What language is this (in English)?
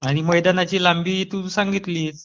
Marathi